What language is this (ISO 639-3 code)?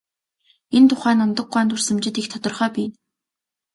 mon